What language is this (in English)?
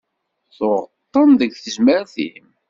Kabyle